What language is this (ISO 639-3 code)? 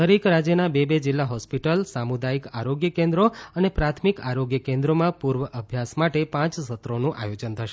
guj